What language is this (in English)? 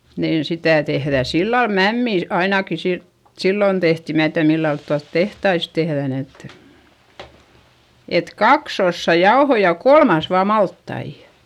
Finnish